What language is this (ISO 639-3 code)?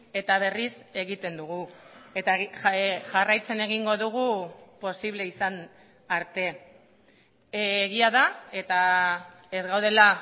eus